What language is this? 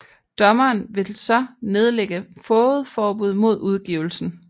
Danish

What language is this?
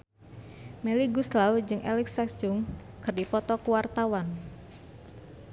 Sundanese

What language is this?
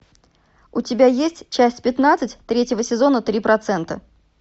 Russian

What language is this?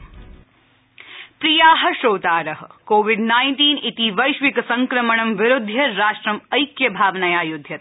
Sanskrit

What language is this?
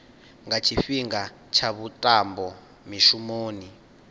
Venda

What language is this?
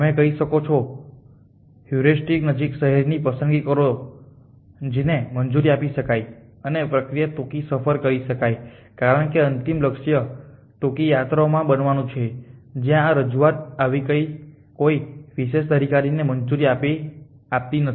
Gujarati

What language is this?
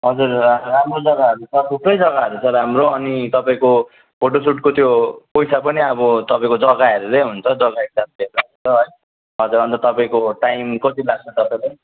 Nepali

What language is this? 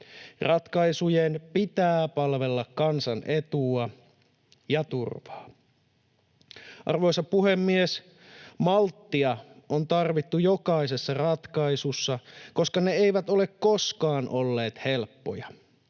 Finnish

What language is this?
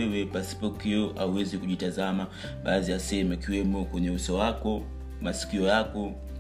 Swahili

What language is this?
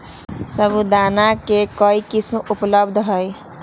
Magahi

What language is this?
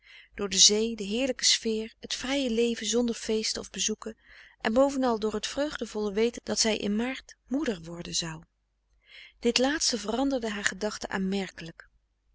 Dutch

